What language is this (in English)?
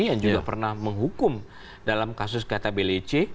Indonesian